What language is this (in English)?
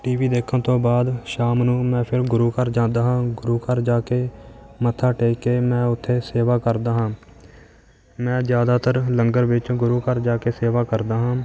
Punjabi